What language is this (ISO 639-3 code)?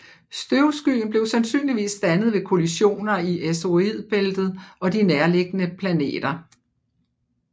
dan